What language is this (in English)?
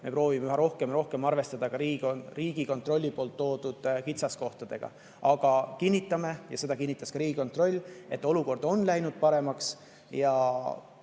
Estonian